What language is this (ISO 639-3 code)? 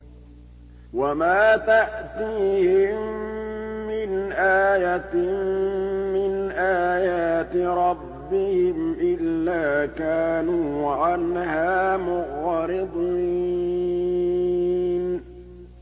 ara